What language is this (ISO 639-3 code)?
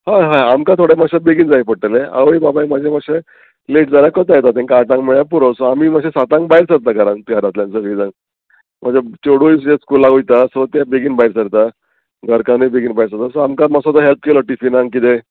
kok